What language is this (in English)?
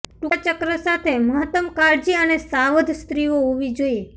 Gujarati